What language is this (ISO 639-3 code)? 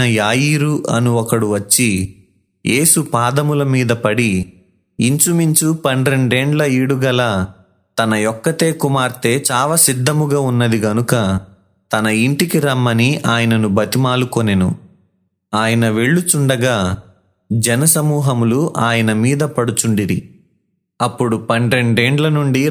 tel